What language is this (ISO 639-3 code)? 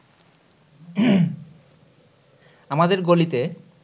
ben